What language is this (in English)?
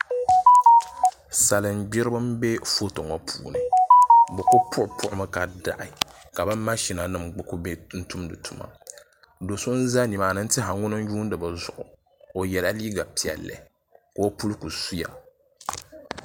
Dagbani